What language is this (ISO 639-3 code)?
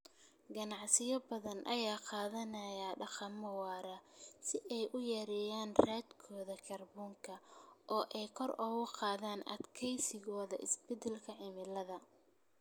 som